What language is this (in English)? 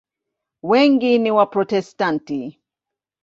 Swahili